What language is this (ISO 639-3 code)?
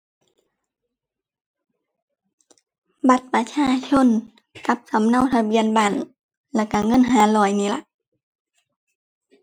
tha